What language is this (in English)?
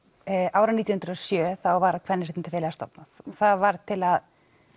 Icelandic